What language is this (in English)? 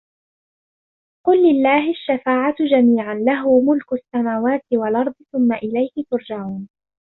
Arabic